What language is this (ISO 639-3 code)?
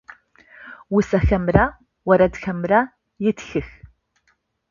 ady